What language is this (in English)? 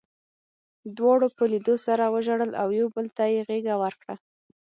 Pashto